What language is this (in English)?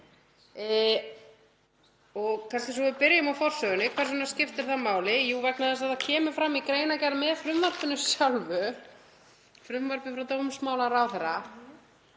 Icelandic